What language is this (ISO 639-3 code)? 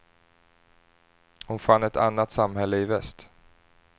swe